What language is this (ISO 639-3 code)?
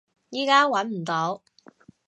yue